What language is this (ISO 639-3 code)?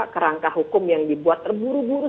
ind